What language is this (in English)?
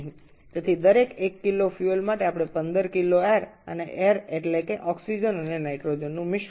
Bangla